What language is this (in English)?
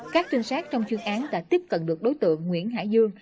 Vietnamese